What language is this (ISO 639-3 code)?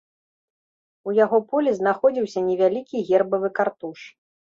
bel